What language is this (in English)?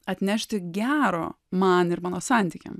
Lithuanian